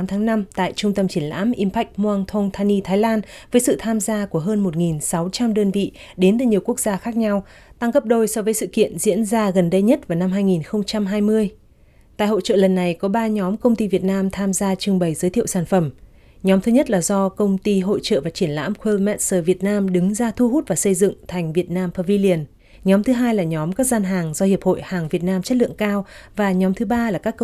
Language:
Vietnamese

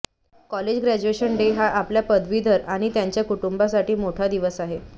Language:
Marathi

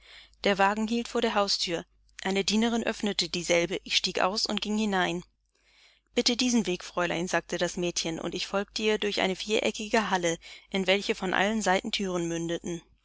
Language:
German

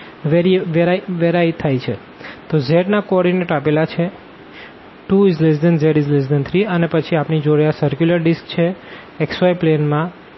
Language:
Gujarati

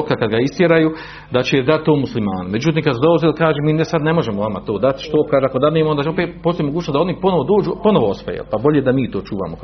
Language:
Croatian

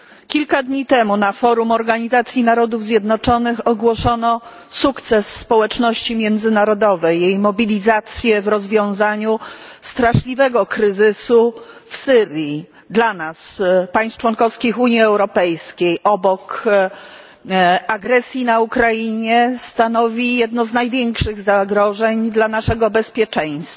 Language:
Polish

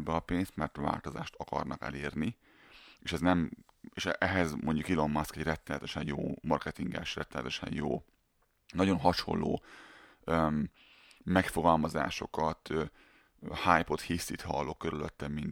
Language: Hungarian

